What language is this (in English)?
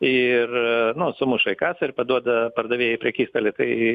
Lithuanian